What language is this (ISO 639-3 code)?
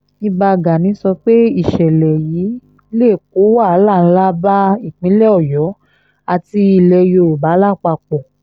yor